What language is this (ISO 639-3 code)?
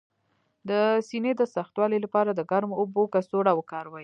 pus